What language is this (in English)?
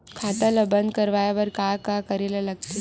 Chhattisgarhi